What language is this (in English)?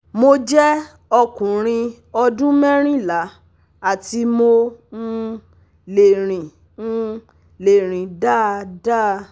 Yoruba